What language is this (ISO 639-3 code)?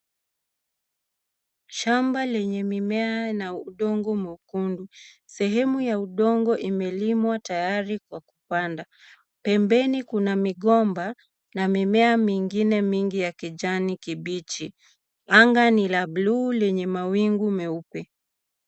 swa